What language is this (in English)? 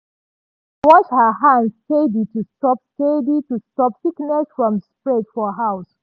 Nigerian Pidgin